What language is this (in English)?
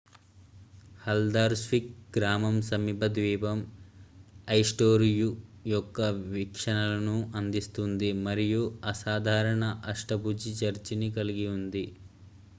Telugu